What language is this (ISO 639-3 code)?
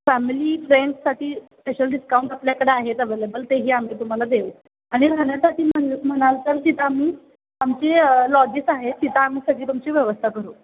mar